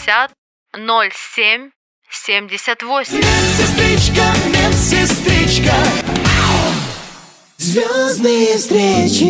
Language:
Russian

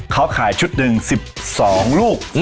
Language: Thai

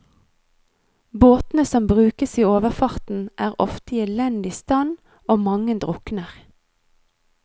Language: Norwegian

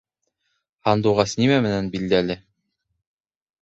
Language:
Bashkir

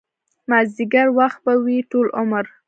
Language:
Pashto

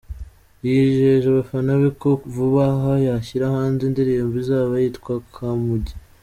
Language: Kinyarwanda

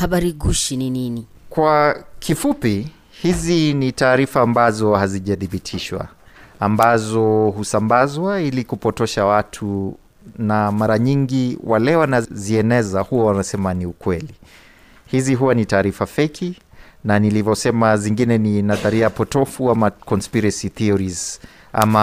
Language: Swahili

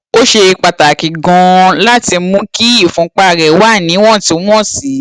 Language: Yoruba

